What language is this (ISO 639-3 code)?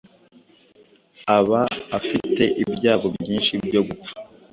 kin